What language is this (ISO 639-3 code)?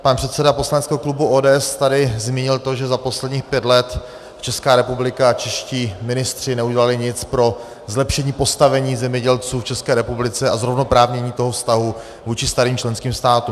ces